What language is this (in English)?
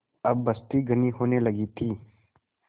Hindi